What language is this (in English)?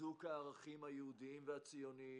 Hebrew